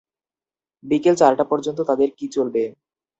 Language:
Bangla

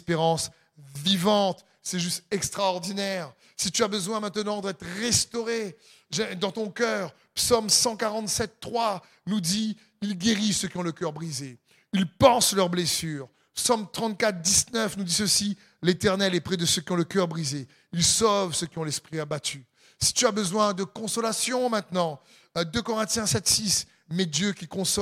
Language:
French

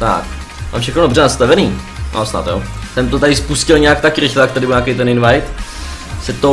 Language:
Czech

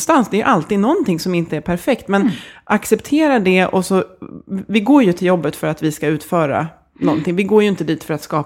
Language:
Swedish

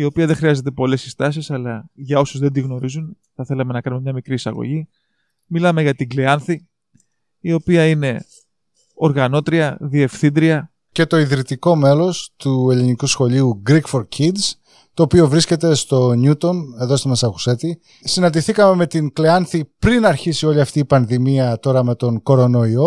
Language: Greek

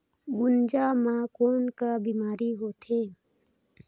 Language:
Chhattisgarhi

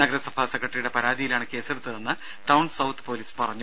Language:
Malayalam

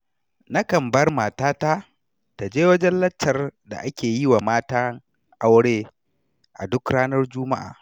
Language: Hausa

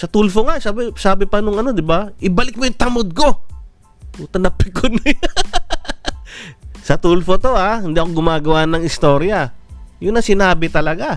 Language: Filipino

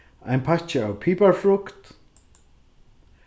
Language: Faroese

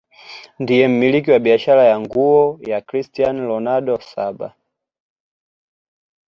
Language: Swahili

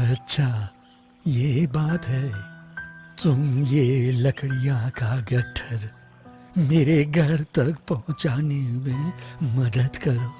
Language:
Hindi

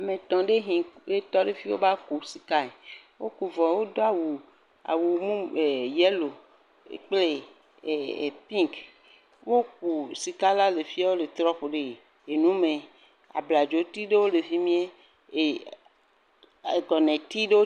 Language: Ewe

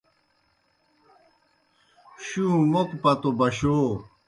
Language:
Kohistani Shina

